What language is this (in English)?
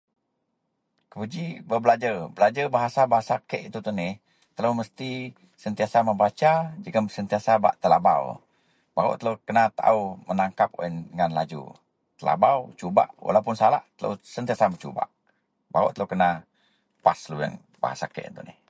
Central Melanau